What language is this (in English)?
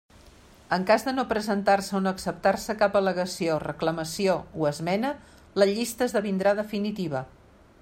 Catalan